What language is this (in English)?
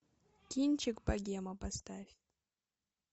Russian